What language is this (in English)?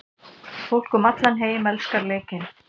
Icelandic